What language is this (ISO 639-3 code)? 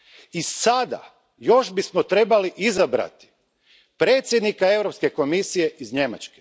hrv